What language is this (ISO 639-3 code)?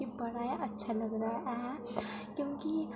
doi